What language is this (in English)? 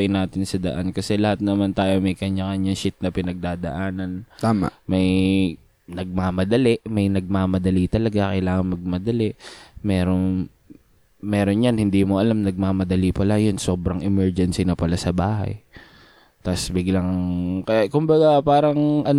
Filipino